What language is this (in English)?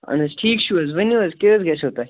Kashmiri